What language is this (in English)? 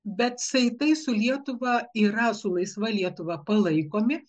Lithuanian